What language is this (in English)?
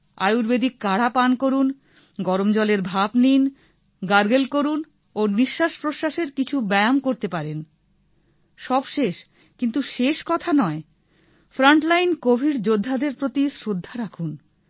Bangla